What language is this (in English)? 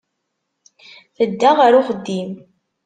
Kabyle